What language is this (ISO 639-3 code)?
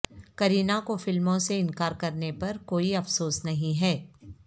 urd